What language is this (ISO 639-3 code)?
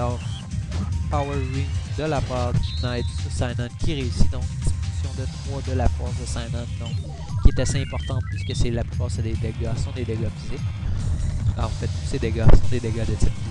fra